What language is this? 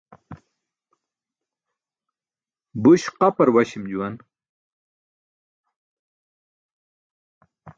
Burushaski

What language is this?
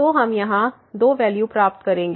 Hindi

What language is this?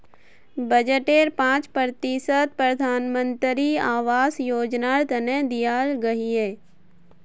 Magahi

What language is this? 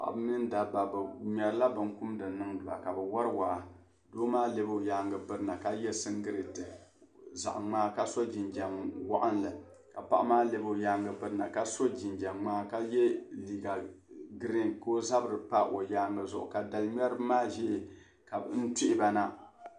Dagbani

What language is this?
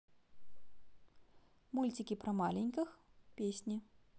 Russian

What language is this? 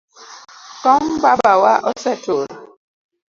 Luo (Kenya and Tanzania)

